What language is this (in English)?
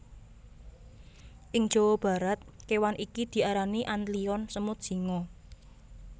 Javanese